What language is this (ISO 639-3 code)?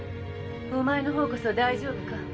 jpn